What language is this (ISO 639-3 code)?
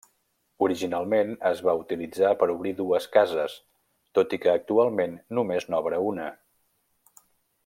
cat